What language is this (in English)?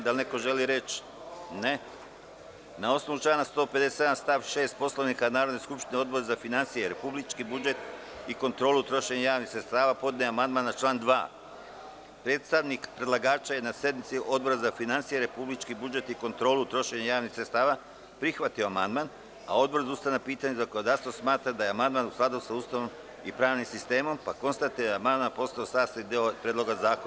Serbian